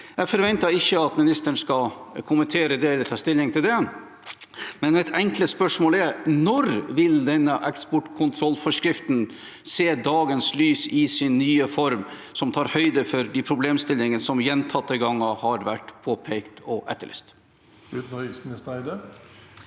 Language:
Norwegian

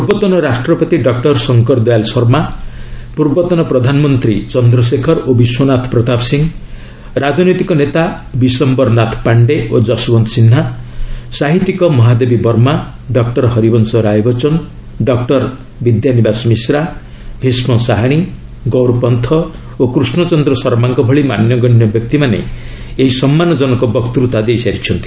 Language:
Odia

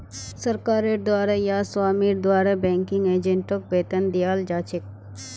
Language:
Magahi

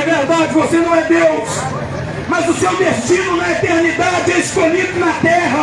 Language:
Portuguese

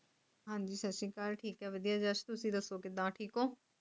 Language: Punjabi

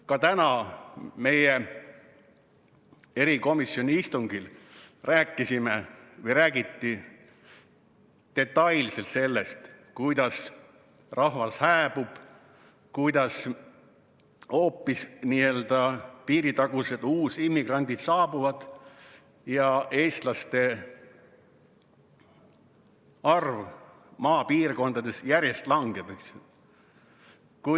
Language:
Estonian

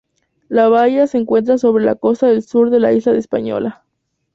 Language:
Spanish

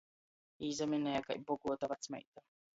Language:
Latgalian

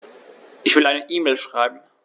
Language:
German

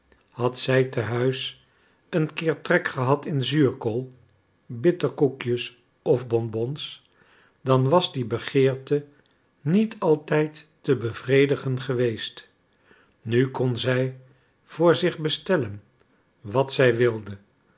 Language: Dutch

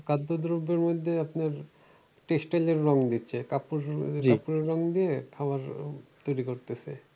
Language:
Bangla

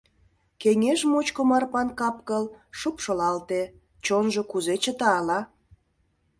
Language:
Mari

